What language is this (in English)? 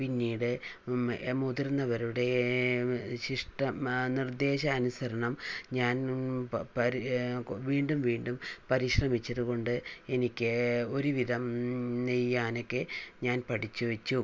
Malayalam